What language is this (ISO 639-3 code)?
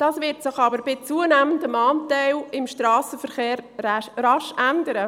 gsw